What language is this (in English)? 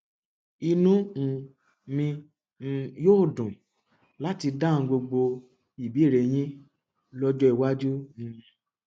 Yoruba